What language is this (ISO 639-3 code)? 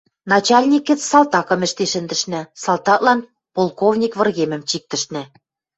mrj